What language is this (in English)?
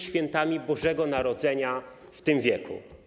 Polish